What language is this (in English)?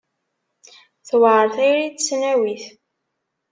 Kabyle